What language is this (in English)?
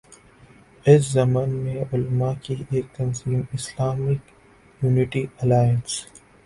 Urdu